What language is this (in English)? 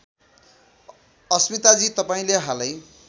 Nepali